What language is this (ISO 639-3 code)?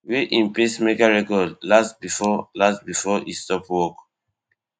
pcm